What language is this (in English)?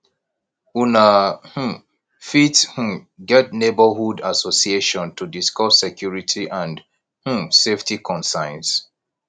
Nigerian Pidgin